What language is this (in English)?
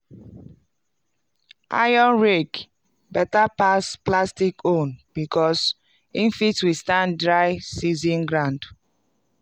Nigerian Pidgin